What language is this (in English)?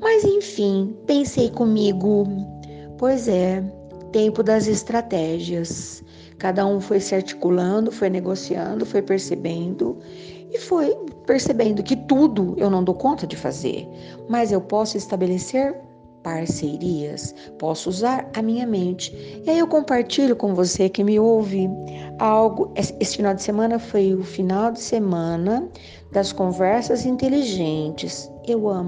Portuguese